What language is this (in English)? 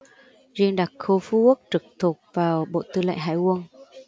Vietnamese